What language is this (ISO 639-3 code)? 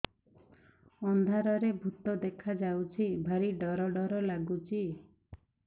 ori